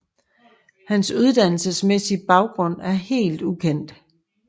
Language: Danish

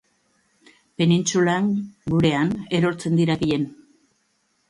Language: Basque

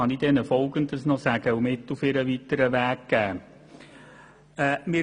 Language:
Swiss German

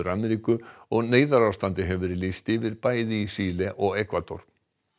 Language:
Icelandic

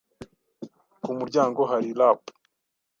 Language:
Kinyarwanda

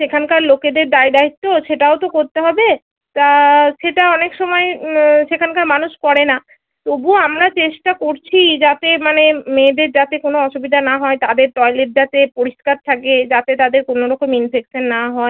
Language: Bangla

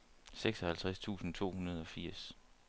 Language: Danish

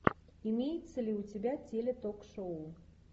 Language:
Russian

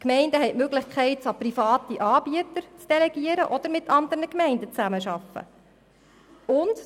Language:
Swiss German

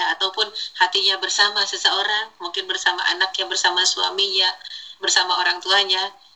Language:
Indonesian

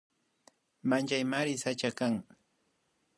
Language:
Imbabura Highland Quichua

